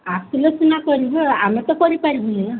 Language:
Odia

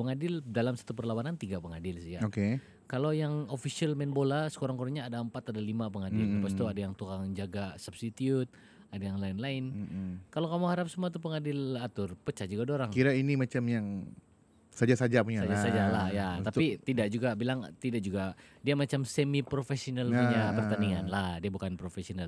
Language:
Malay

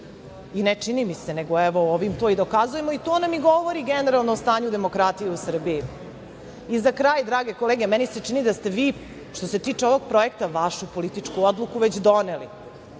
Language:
Serbian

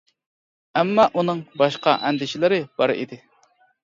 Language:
Uyghur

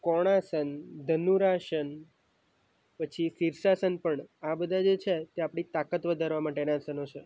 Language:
Gujarati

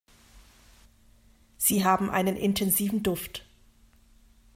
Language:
German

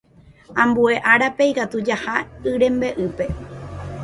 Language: Guarani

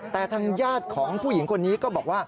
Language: Thai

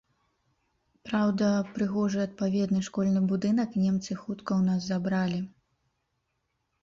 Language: Belarusian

